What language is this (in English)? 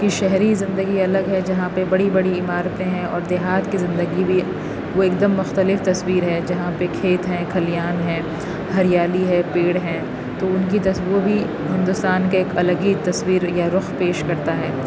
Urdu